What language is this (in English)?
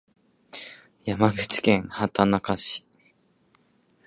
Japanese